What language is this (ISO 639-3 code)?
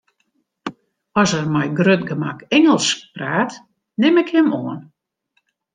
fry